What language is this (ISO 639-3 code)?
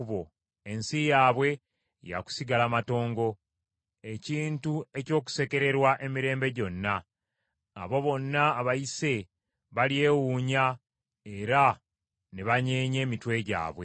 lug